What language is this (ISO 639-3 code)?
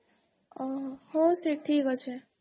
ori